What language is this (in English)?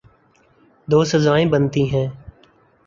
Urdu